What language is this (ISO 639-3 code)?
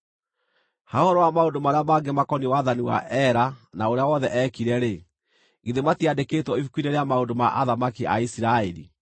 kik